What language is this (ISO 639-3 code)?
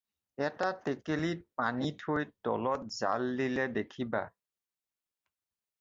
asm